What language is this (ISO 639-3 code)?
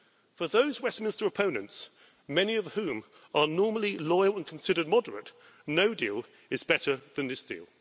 eng